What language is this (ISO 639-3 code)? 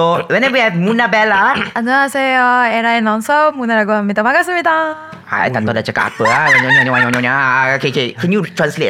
msa